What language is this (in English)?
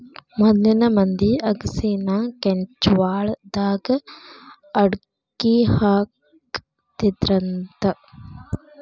Kannada